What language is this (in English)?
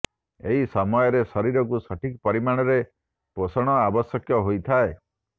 Odia